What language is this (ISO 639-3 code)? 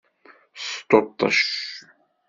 kab